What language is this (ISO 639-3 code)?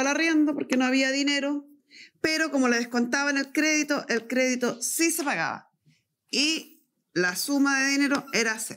spa